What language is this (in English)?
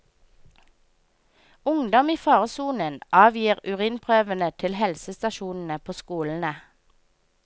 Norwegian